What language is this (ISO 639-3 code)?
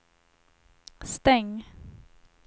swe